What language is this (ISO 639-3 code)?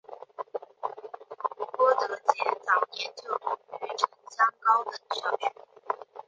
zho